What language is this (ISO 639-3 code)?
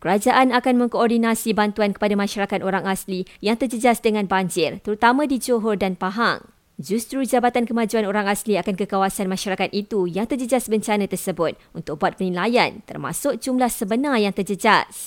msa